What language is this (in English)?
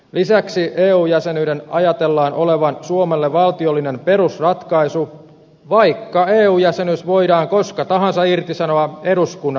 Finnish